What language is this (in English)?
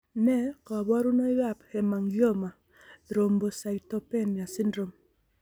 Kalenjin